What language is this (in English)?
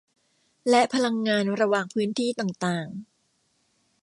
Thai